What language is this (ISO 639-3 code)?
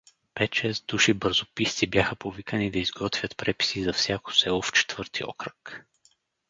bul